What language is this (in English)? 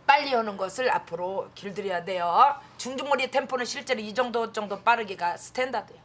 Korean